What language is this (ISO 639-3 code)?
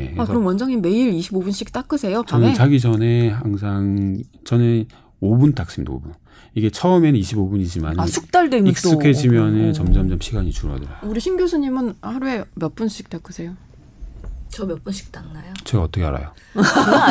kor